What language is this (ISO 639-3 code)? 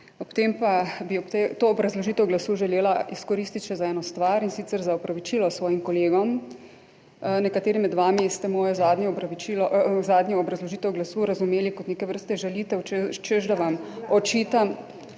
slv